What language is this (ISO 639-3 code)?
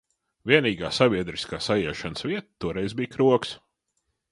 lav